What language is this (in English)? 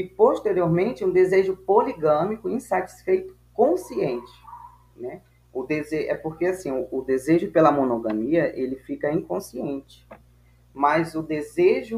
Portuguese